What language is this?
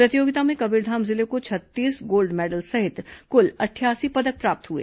Hindi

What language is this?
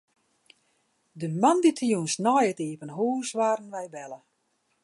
Western Frisian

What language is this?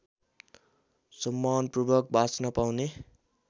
Nepali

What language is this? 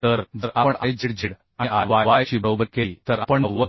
Marathi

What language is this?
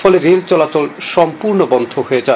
Bangla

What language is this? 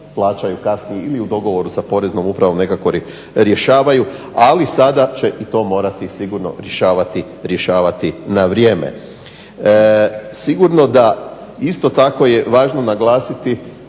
Croatian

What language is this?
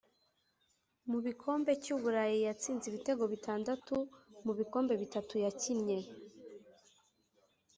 Kinyarwanda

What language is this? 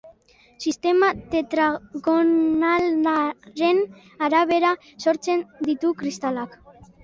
Basque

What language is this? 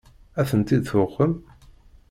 Kabyle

